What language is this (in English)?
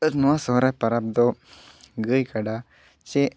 Santali